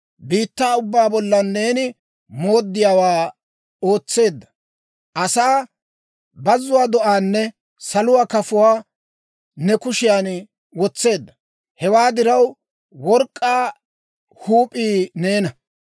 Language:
Dawro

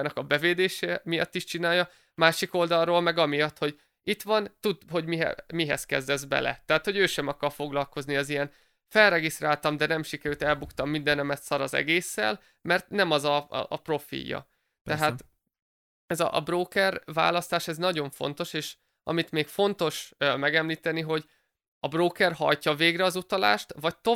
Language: Hungarian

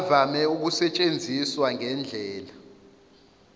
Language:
Zulu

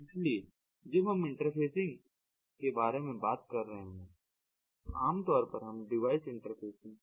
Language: Hindi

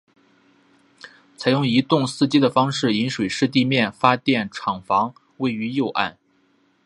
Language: Chinese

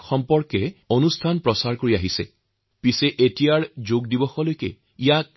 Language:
Assamese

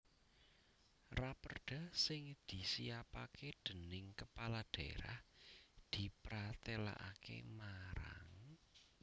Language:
Javanese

